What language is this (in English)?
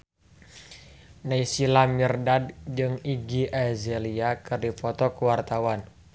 Sundanese